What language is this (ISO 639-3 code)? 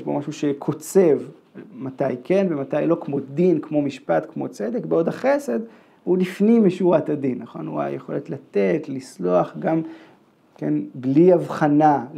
heb